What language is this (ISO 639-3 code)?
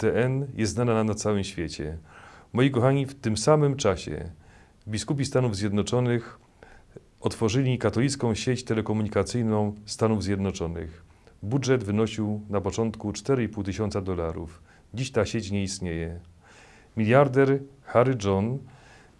pol